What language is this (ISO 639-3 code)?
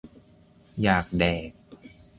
tha